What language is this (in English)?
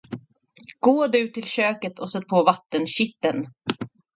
Swedish